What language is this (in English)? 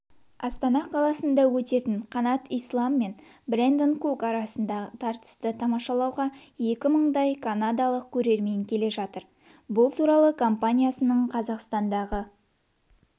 Kazakh